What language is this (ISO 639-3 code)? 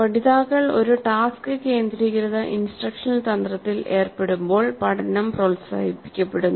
mal